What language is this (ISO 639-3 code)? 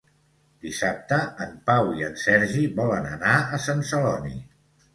cat